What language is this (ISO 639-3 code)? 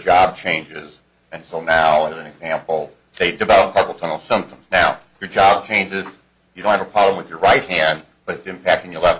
eng